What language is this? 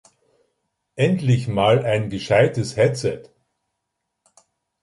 German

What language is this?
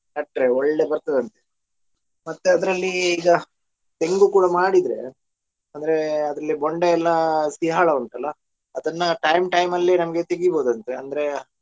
Kannada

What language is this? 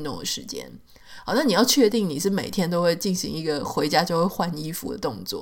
Chinese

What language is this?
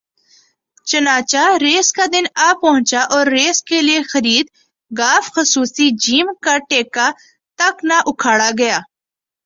Urdu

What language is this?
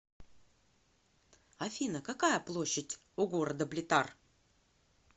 Russian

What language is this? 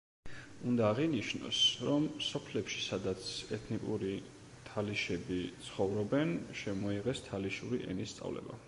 Georgian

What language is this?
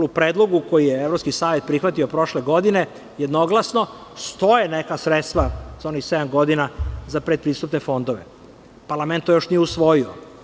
Serbian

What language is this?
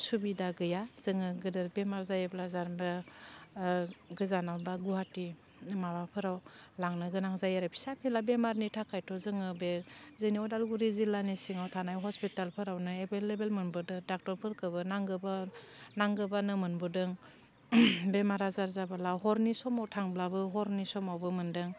Bodo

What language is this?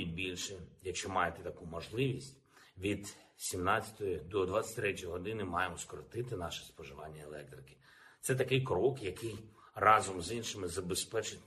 Ukrainian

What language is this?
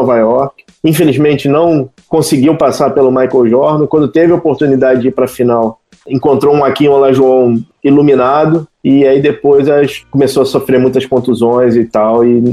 Portuguese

